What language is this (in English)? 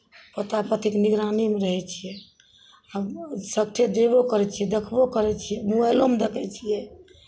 Maithili